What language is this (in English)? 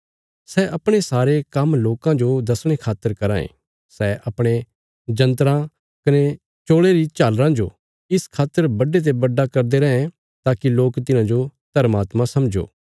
Bilaspuri